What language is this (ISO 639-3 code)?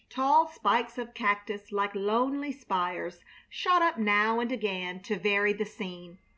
eng